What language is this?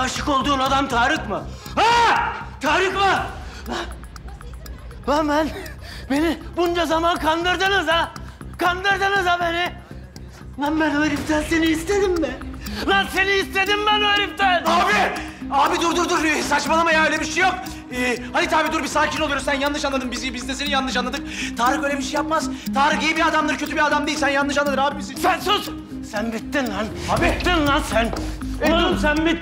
Turkish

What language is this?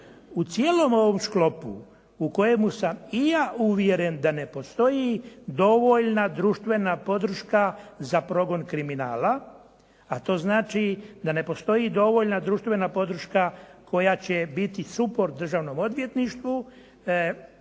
Croatian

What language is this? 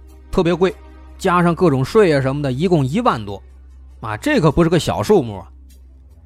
Chinese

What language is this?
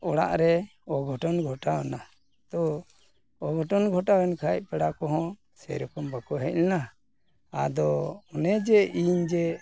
Santali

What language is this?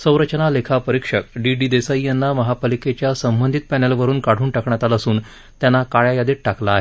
Marathi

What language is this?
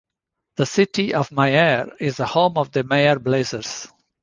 English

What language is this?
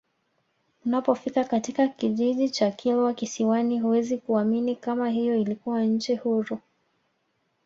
Swahili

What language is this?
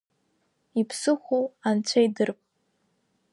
Abkhazian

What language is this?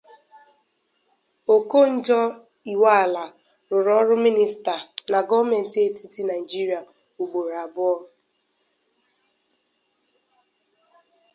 Igbo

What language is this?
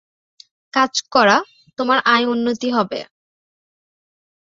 Bangla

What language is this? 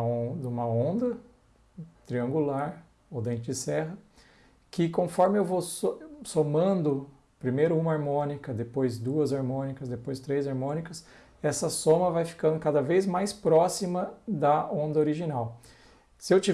Portuguese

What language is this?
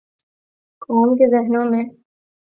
Urdu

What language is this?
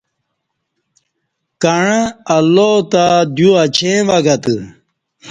Kati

